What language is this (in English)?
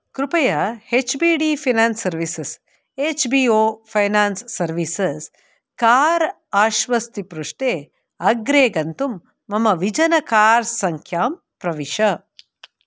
Sanskrit